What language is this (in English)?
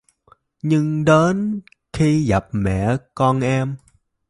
Vietnamese